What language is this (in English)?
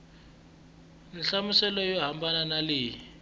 Tsonga